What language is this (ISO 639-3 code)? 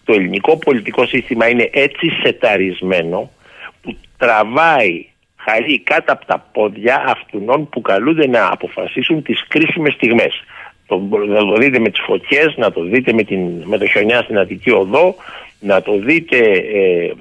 ell